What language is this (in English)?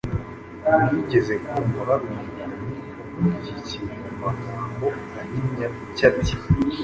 Kinyarwanda